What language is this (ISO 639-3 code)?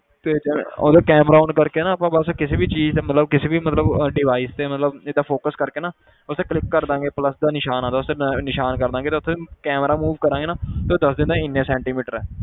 pan